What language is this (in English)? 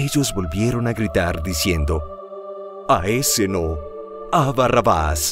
Spanish